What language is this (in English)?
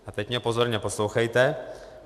Czech